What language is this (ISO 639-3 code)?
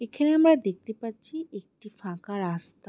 ben